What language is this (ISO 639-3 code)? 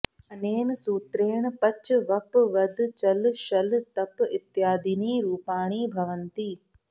san